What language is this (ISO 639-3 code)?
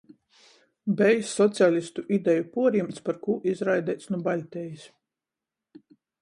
ltg